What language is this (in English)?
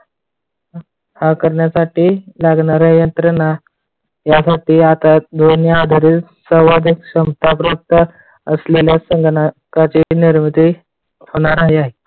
Marathi